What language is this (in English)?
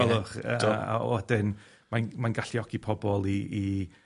Welsh